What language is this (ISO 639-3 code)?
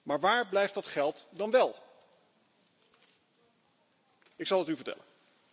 nld